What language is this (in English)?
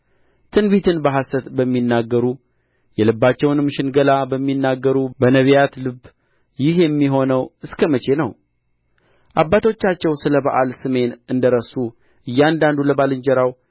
Amharic